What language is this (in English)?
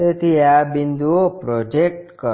Gujarati